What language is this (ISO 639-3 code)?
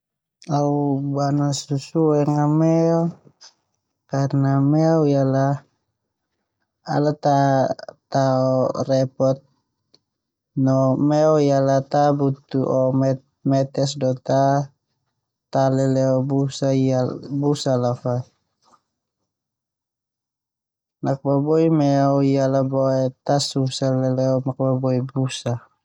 twu